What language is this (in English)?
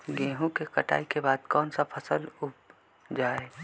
Magahi